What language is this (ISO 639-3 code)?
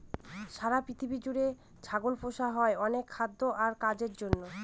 ben